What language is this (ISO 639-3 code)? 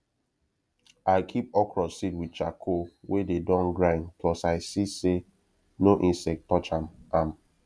pcm